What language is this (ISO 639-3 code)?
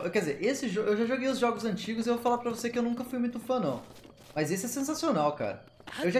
por